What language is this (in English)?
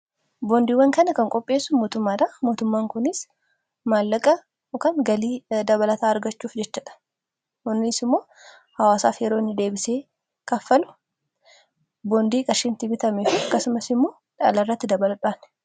Oromo